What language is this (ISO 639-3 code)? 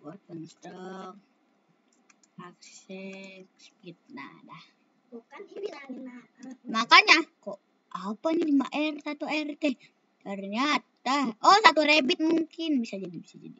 ind